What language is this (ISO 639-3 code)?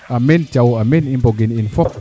srr